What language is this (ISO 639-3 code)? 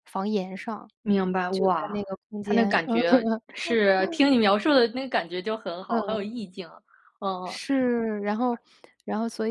zho